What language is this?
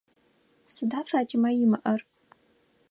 Adyghe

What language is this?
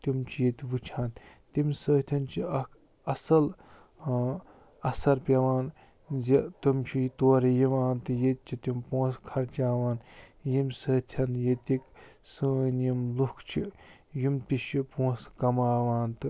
Kashmiri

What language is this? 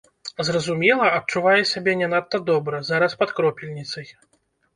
Belarusian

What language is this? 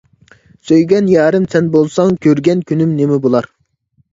Uyghur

